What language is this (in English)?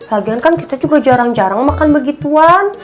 Indonesian